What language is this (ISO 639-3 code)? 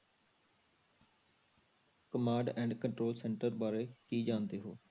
pan